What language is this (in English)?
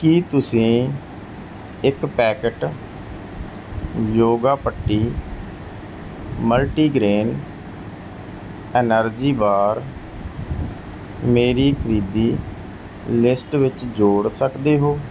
Punjabi